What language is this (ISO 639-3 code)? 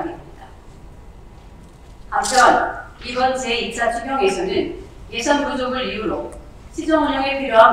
kor